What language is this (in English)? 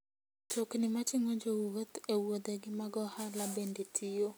Luo (Kenya and Tanzania)